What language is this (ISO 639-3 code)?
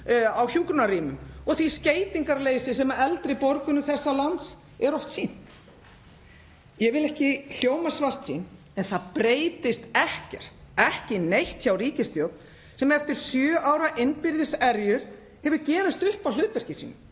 isl